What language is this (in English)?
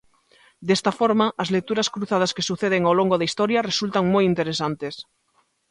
Galician